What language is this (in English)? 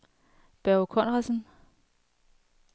Danish